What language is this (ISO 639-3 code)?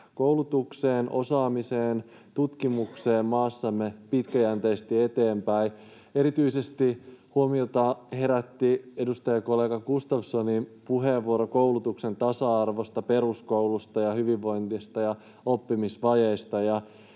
fin